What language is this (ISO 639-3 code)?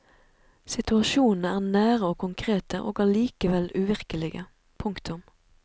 nor